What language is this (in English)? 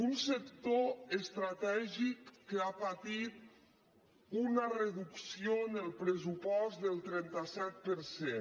Catalan